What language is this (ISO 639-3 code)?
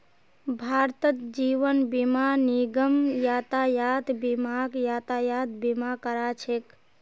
mag